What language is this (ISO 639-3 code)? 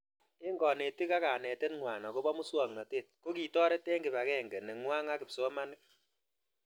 kln